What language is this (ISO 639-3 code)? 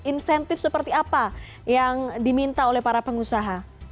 ind